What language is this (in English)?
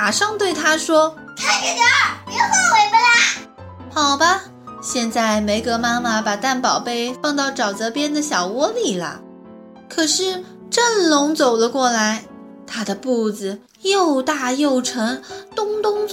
Chinese